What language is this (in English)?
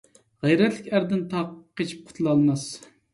Uyghur